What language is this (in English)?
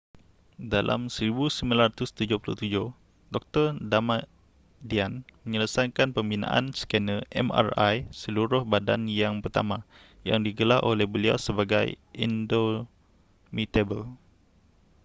Malay